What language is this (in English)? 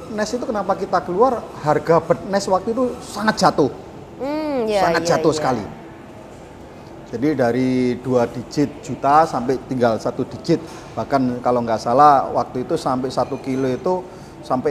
Indonesian